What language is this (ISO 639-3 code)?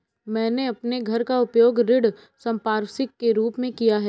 hin